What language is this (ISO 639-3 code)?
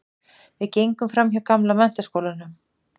isl